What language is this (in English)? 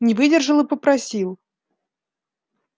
Russian